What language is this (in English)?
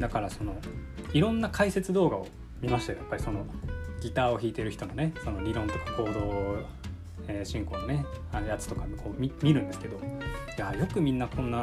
Japanese